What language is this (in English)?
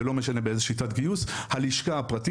Hebrew